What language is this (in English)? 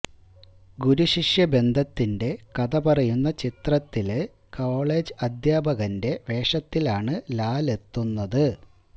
Malayalam